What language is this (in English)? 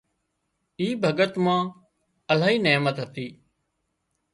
Wadiyara Koli